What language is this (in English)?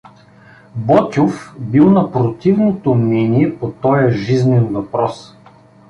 Bulgarian